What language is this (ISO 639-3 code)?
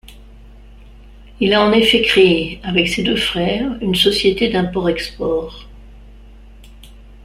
fra